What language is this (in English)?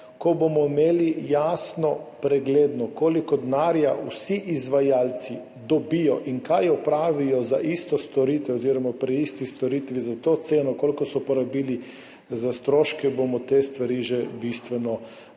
Slovenian